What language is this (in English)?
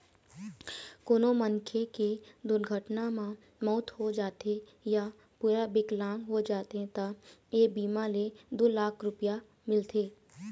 Chhattisgarhi